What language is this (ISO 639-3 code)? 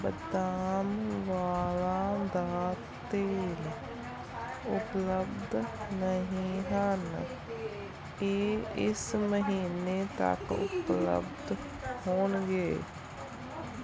pan